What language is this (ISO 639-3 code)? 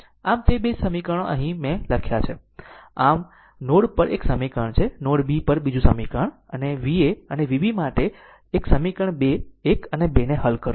guj